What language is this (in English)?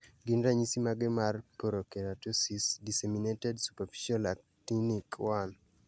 Luo (Kenya and Tanzania)